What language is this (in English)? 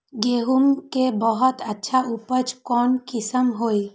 Magahi